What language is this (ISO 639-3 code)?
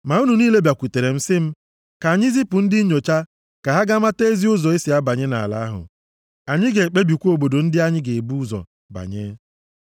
ibo